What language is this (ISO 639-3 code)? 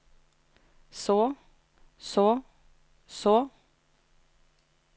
nor